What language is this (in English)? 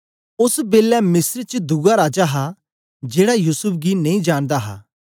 Dogri